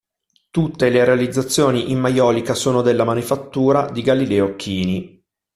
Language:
Italian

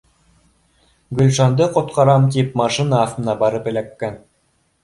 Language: Bashkir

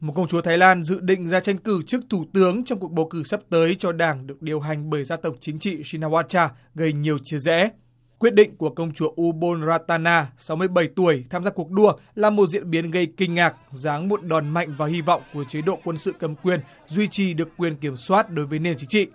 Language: Vietnamese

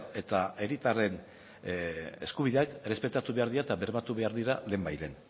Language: Basque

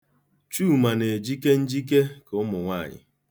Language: Igbo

